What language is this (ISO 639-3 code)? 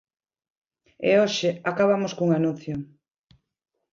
glg